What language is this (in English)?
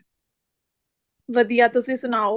Punjabi